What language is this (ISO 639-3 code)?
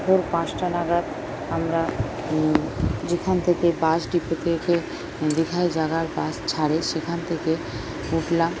ben